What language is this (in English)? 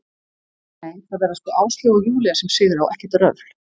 Icelandic